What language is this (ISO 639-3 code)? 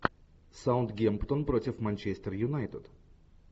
rus